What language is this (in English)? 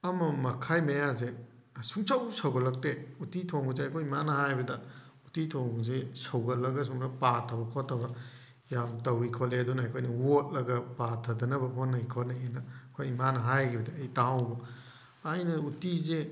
Manipuri